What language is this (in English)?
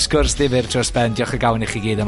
Welsh